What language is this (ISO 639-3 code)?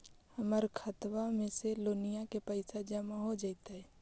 mag